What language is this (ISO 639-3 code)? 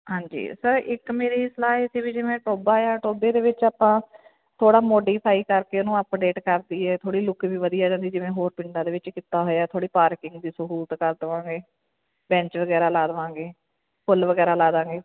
pan